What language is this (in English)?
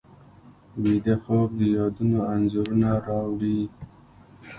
Pashto